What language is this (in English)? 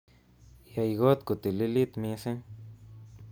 Kalenjin